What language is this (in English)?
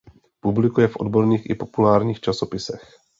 Czech